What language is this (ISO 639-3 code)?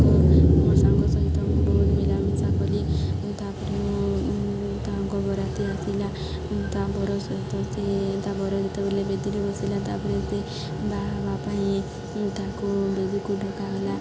ori